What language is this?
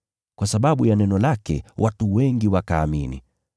Swahili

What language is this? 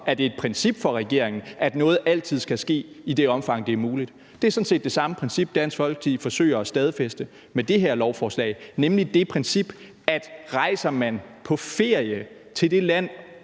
Danish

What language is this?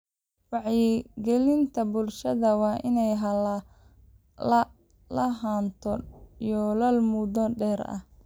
Somali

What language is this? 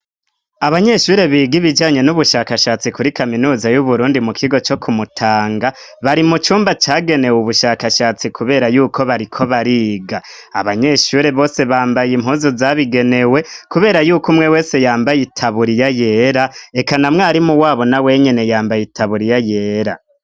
Rundi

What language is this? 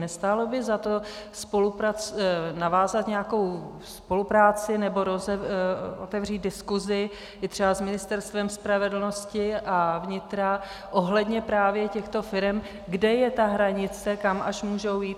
Czech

